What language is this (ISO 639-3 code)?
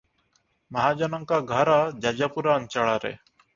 ori